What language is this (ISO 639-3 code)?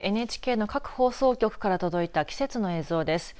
jpn